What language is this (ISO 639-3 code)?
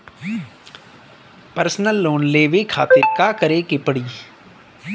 bho